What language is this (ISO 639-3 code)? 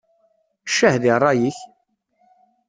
kab